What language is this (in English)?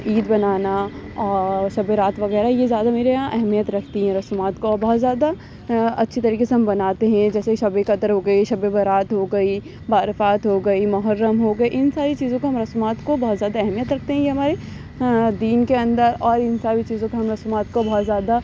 Urdu